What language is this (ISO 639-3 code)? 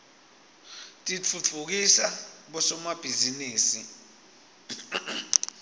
ssw